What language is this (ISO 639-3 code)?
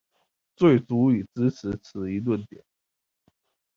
zho